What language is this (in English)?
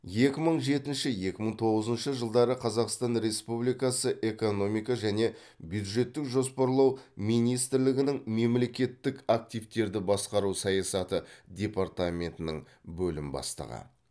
Kazakh